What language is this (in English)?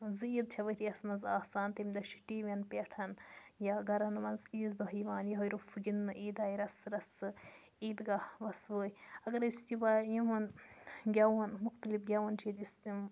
Kashmiri